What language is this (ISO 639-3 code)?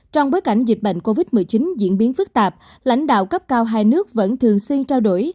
vie